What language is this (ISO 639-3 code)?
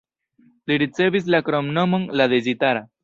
epo